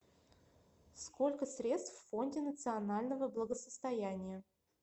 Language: Russian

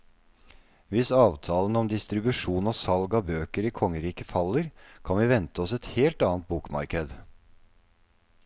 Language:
Norwegian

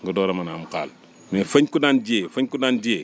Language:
Wolof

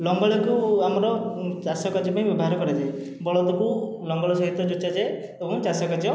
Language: Odia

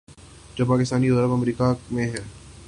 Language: Urdu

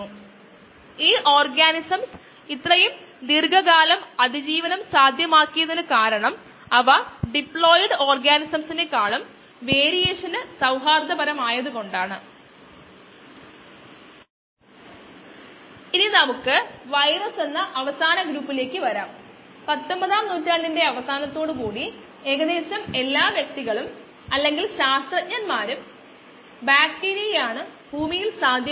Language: Malayalam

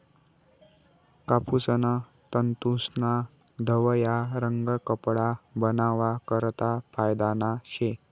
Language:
Marathi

